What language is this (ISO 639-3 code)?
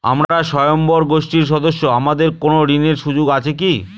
ben